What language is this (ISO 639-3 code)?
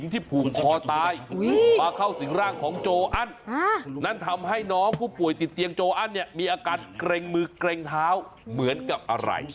tha